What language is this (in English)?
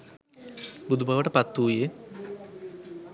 Sinhala